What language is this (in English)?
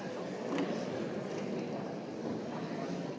Slovenian